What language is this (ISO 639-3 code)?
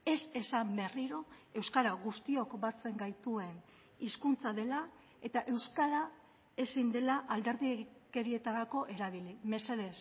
eus